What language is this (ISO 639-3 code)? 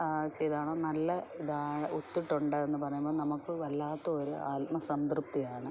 mal